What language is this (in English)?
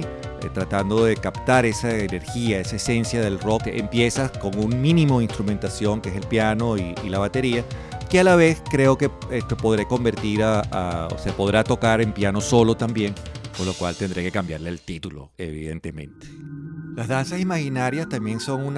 Spanish